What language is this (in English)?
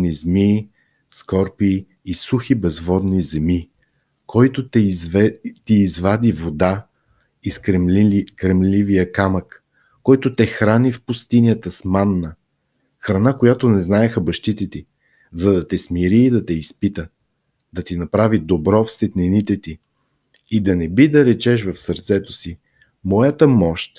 Bulgarian